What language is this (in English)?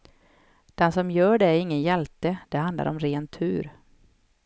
Swedish